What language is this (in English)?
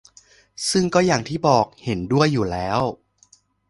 Thai